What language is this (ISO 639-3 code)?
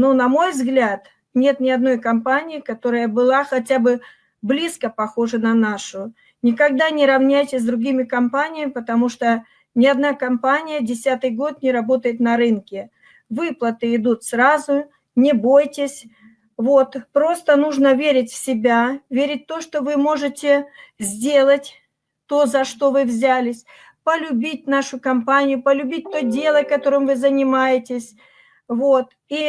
rus